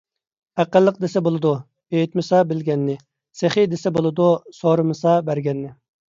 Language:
Uyghur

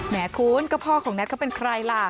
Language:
Thai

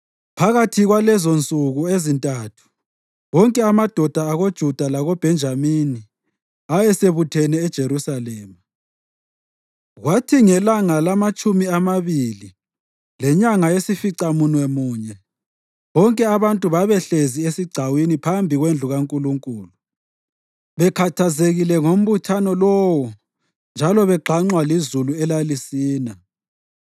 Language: North Ndebele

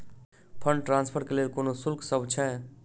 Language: Maithili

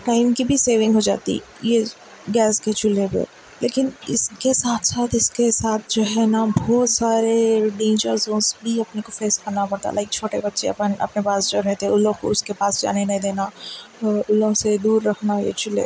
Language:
Urdu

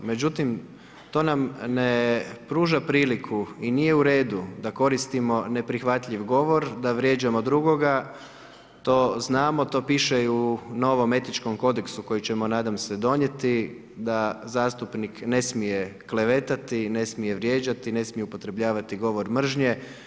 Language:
Croatian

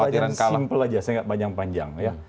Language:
Indonesian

